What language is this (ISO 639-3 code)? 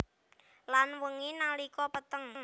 jav